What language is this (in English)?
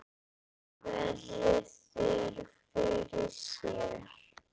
Icelandic